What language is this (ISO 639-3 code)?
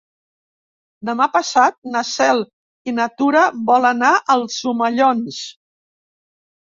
cat